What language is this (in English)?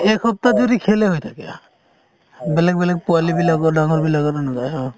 Assamese